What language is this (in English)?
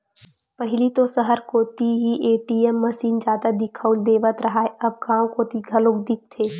Chhattisgarhi